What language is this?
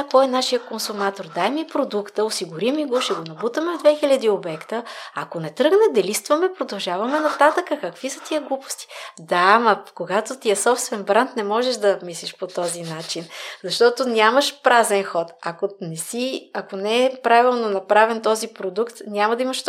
Bulgarian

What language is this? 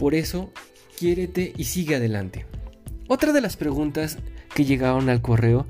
Spanish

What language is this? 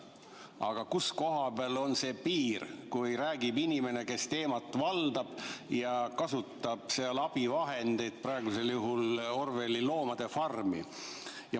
Estonian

